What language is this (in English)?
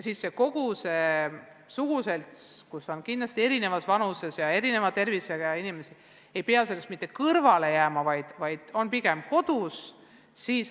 Estonian